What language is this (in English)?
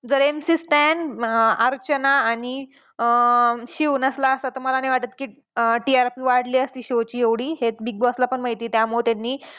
Marathi